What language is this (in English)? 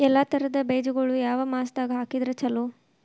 Kannada